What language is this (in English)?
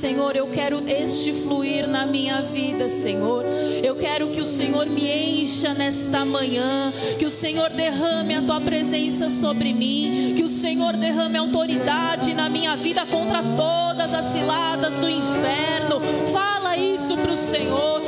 Portuguese